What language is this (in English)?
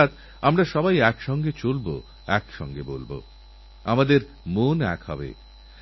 Bangla